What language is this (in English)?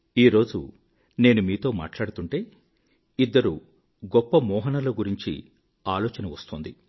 Telugu